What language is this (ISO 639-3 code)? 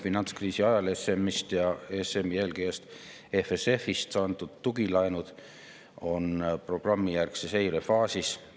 est